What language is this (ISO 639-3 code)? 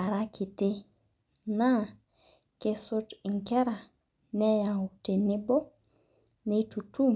mas